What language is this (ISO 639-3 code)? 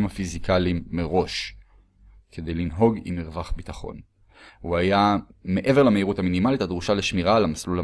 heb